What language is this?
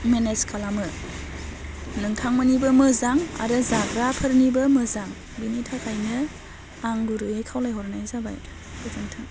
Bodo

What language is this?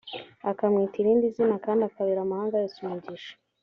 Kinyarwanda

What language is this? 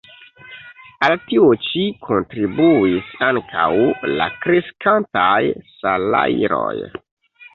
Esperanto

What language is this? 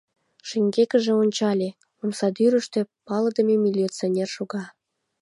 Mari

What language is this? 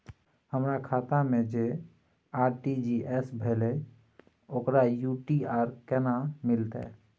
Maithili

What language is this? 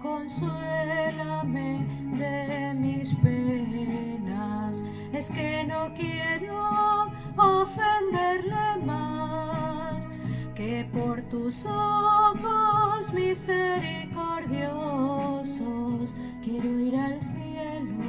Spanish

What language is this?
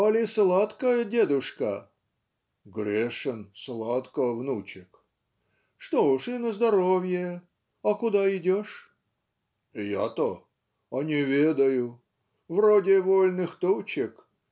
Russian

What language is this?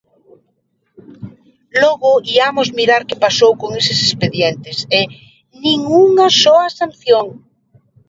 Galician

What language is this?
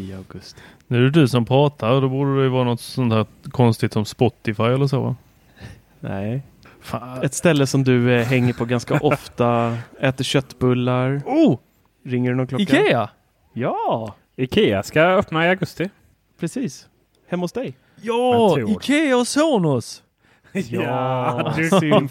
Swedish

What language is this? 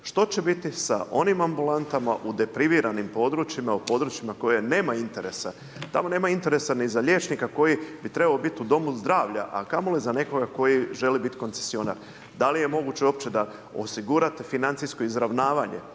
Croatian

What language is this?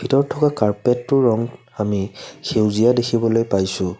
Assamese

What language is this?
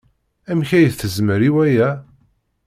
Kabyle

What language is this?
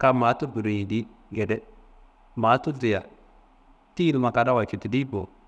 Kanembu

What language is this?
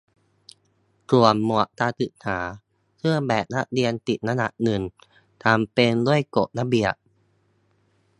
Thai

